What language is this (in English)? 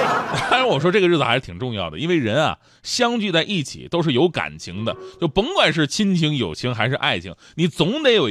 Chinese